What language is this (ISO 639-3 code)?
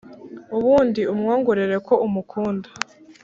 kin